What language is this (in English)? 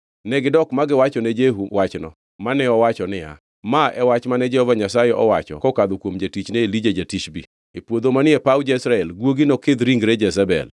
Luo (Kenya and Tanzania)